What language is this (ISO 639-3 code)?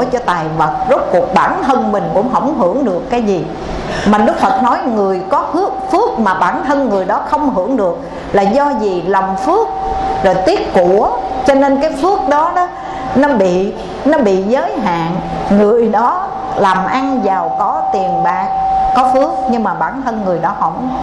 vie